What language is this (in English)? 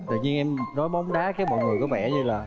Vietnamese